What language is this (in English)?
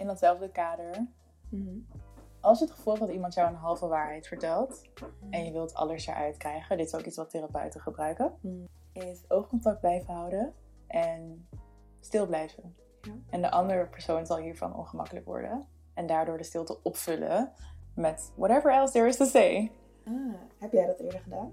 Dutch